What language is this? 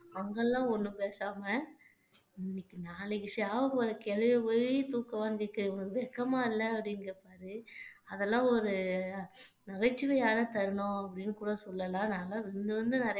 Tamil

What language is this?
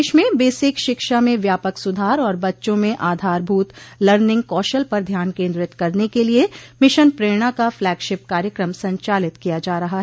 Hindi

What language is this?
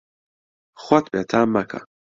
Central Kurdish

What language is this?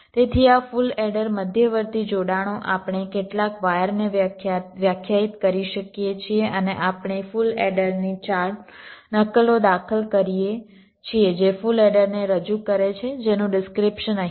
Gujarati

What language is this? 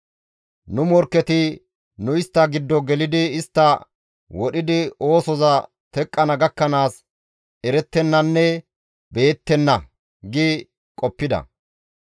Gamo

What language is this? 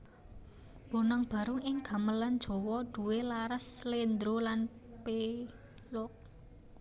Javanese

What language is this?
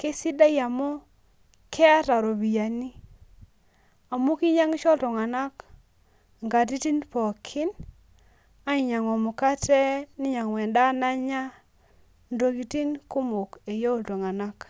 Masai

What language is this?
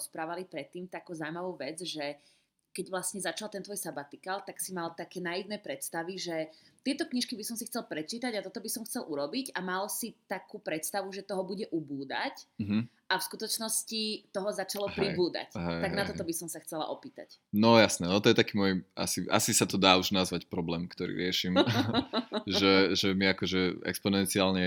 Slovak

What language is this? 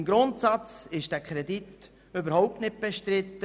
Swiss German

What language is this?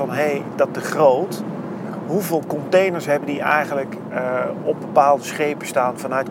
Dutch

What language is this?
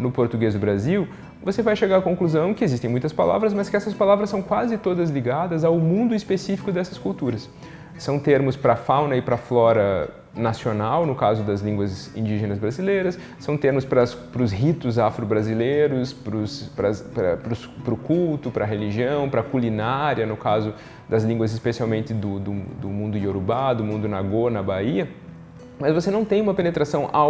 Portuguese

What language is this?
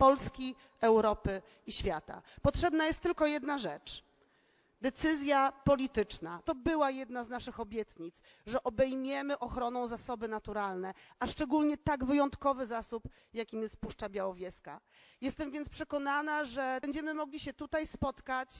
Polish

